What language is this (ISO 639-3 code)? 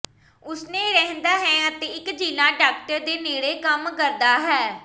pan